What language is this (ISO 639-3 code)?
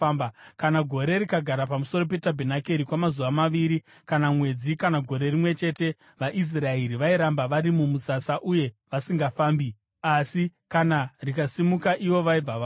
sna